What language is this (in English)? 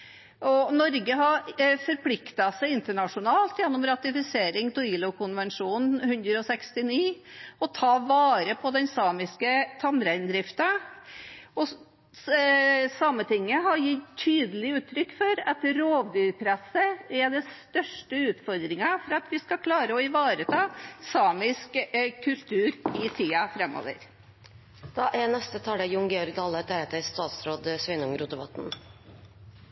Norwegian Bokmål